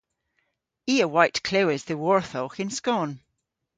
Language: Cornish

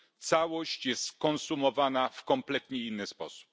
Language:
Polish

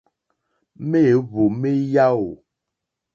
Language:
Mokpwe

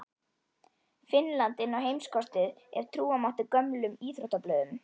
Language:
Icelandic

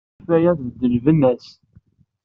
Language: Kabyle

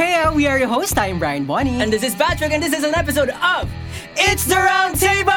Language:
Filipino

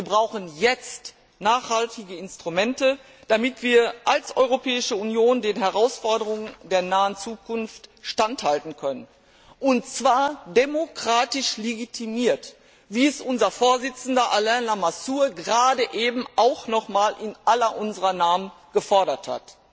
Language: German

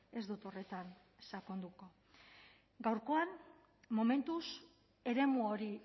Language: Basque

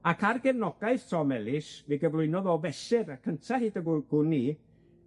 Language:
Welsh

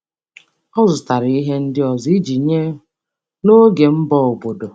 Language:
Igbo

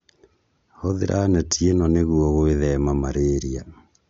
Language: Kikuyu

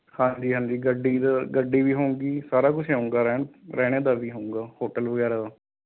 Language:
Punjabi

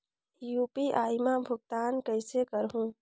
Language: Chhattisgarhi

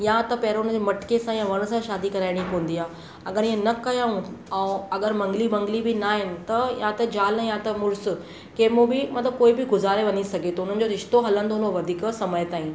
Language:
Sindhi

